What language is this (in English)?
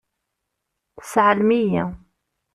Kabyle